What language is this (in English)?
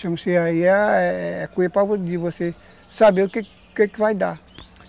Portuguese